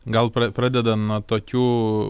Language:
Lithuanian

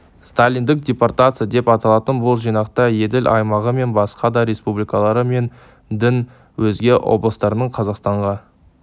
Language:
Kazakh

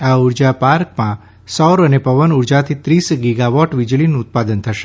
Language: Gujarati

